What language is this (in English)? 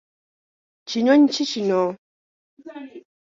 Ganda